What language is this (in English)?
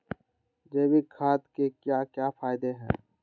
Magahi